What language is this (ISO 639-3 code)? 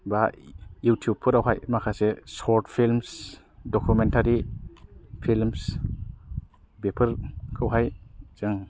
brx